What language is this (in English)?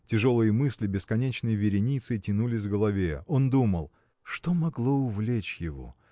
Russian